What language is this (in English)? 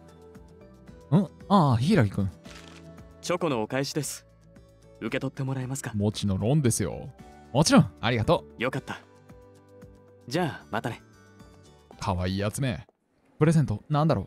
Japanese